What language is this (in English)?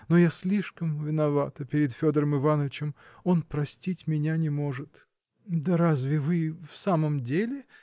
Russian